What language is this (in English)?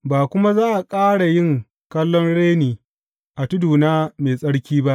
Hausa